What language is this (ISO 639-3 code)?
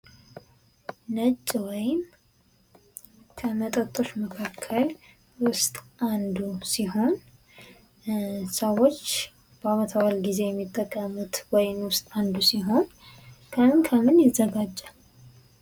amh